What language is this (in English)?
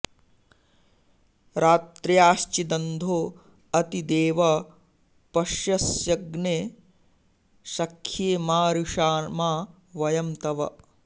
Sanskrit